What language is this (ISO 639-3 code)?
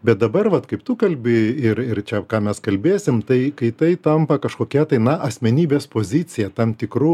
lit